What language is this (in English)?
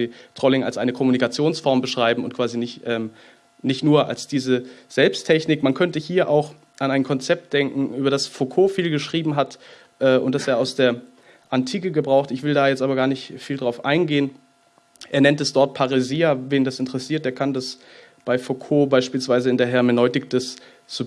German